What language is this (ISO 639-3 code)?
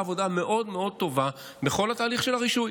heb